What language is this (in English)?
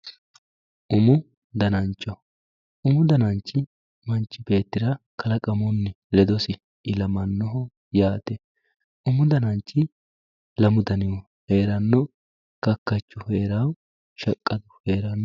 Sidamo